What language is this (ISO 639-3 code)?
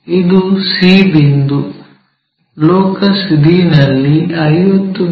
kan